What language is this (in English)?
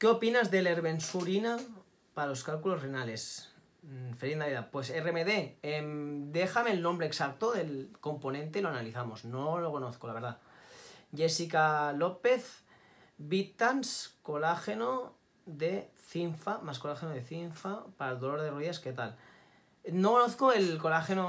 Spanish